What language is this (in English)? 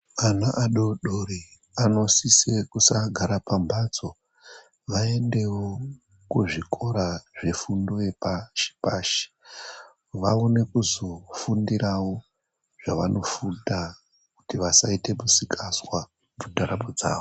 Ndau